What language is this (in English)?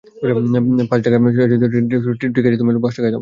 Bangla